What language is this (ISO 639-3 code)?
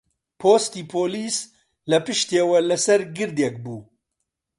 ckb